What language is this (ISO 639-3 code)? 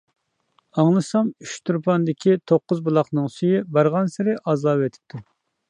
uig